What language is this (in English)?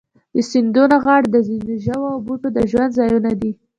Pashto